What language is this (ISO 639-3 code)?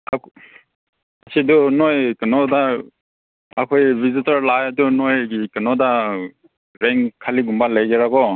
mni